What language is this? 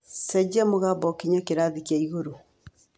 Kikuyu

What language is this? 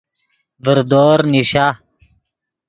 Yidgha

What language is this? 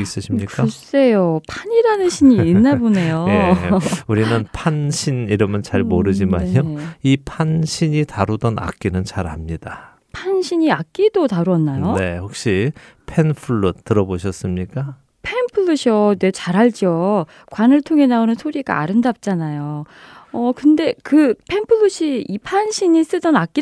Korean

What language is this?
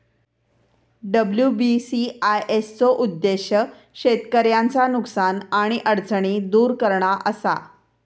Marathi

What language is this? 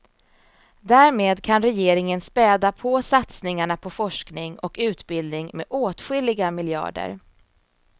Swedish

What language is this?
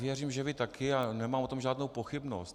Czech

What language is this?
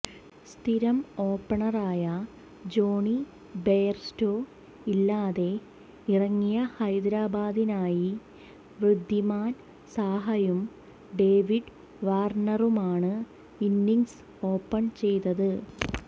Malayalam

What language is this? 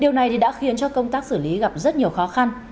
Vietnamese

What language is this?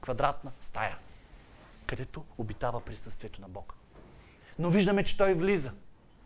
Bulgarian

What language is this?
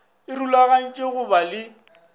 Northern Sotho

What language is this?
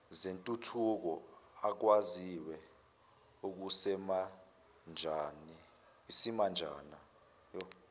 Zulu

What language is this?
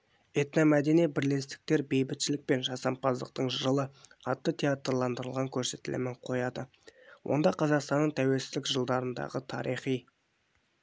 Kazakh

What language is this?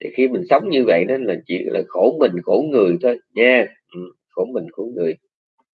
Vietnamese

